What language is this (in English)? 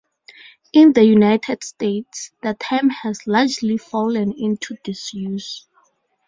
English